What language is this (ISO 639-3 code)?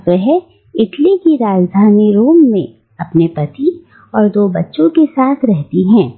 hin